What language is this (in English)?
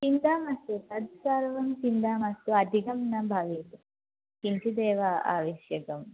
Sanskrit